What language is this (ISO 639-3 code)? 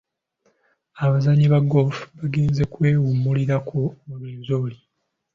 lug